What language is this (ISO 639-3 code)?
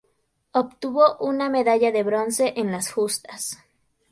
spa